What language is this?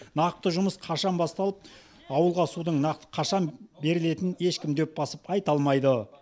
Kazakh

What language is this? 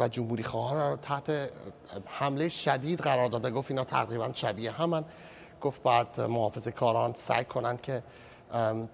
Persian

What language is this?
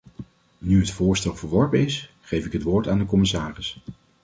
Dutch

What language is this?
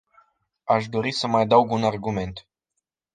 Romanian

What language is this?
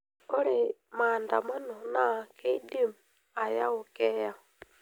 Masai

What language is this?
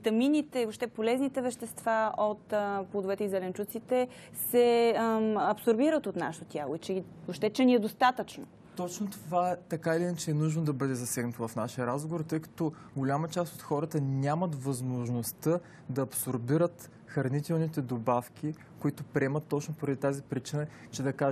Bulgarian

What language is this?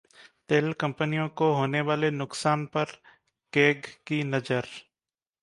Hindi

